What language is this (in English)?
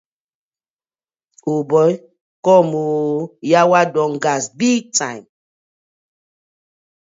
Nigerian Pidgin